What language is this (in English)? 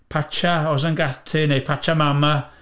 Welsh